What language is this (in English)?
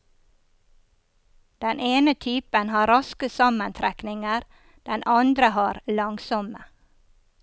Norwegian